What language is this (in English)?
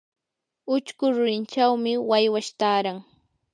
Yanahuanca Pasco Quechua